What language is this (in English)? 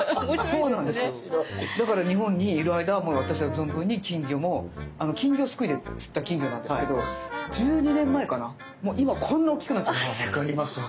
Japanese